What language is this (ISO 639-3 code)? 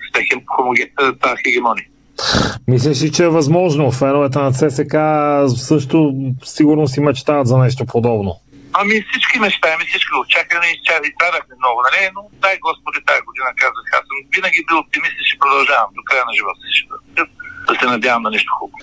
bul